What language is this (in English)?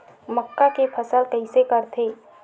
Chhattisgarhi